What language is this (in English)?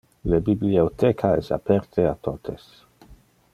Interlingua